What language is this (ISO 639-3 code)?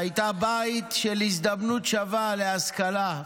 heb